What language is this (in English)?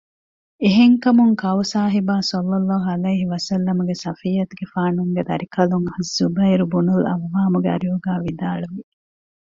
Divehi